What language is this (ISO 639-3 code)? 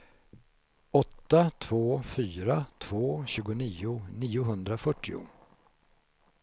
swe